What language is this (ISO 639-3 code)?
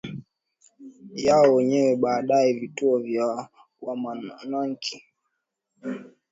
swa